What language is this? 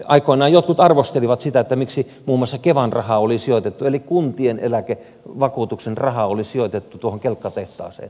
Finnish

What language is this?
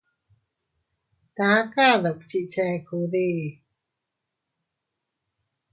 Teutila Cuicatec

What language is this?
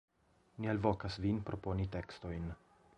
Esperanto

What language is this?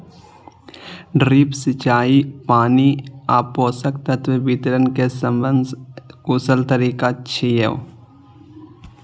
Maithili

